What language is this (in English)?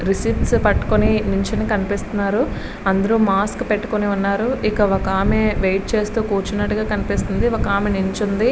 Telugu